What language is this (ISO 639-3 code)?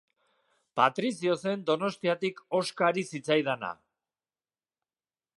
eus